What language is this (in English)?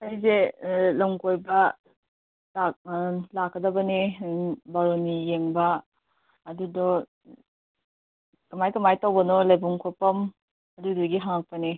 Manipuri